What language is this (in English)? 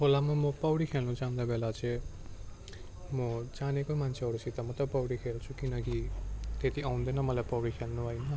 Nepali